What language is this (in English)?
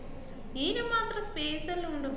Malayalam